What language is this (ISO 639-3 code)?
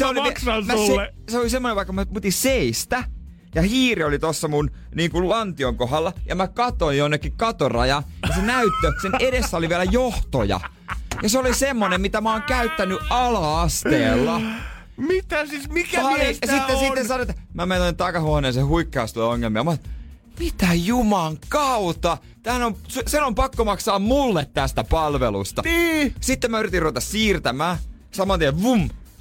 fin